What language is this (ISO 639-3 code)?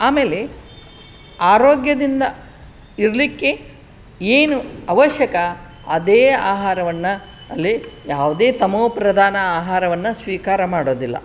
kan